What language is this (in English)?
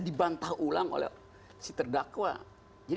Indonesian